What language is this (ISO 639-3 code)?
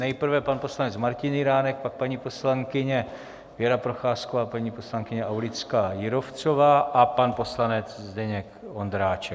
ces